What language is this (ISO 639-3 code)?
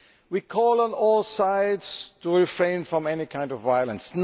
eng